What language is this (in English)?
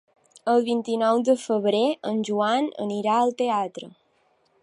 Catalan